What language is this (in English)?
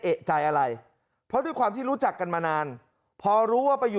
Thai